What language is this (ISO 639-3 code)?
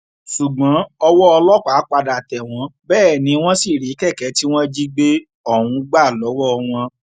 yor